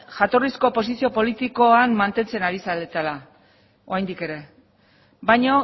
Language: Basque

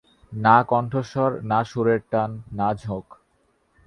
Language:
Bangla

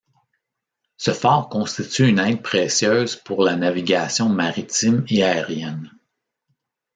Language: French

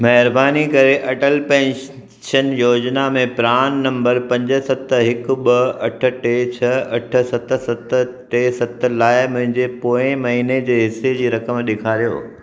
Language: Sindhi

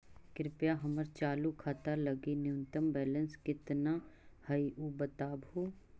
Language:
Magahi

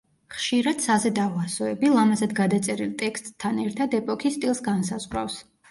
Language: Georgian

